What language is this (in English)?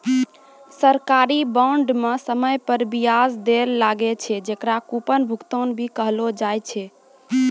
Maithili